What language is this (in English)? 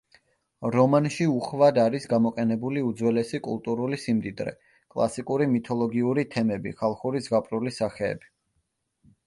Georgian